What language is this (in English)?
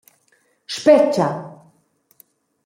Romansh